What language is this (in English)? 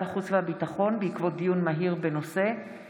Hebrew